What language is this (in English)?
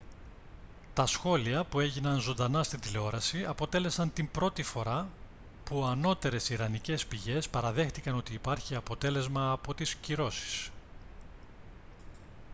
Greek